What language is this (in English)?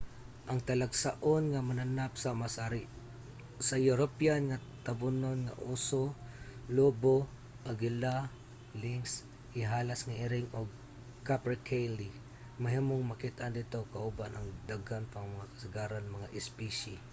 Cebuano